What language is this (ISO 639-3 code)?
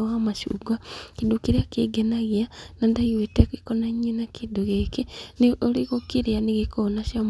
kik